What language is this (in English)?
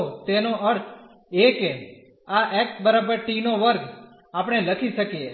Gujarati